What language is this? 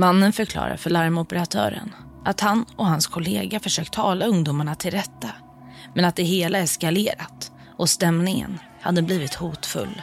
Swedish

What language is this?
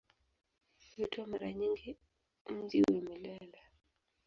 Swahili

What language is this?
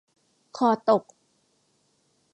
Thai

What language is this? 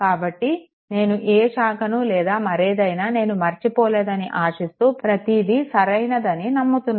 Telugu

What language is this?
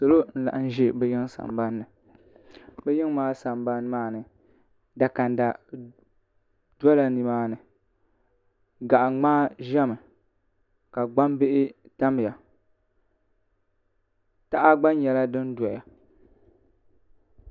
Dagbani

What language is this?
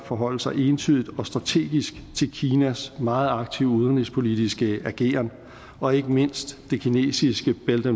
Danish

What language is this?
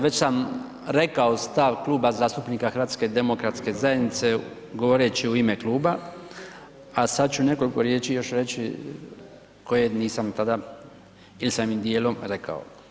Croatian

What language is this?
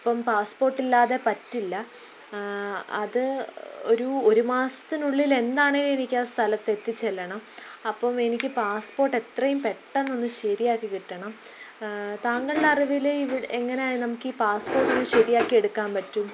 Malayalam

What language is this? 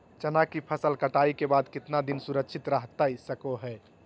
Magahi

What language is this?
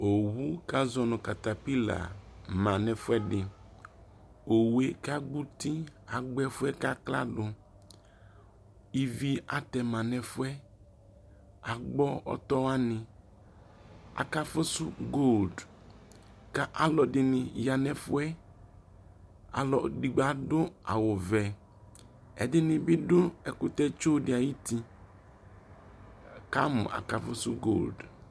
Ikposo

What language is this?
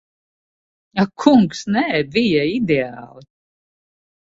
Latvian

